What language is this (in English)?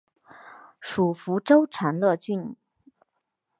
Chinese